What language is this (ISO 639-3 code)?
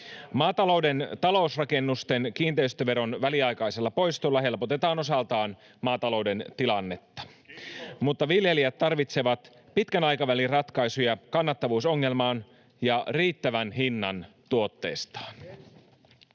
fin